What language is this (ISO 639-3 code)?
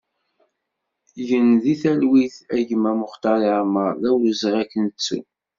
kab